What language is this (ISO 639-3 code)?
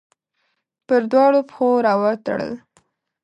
pus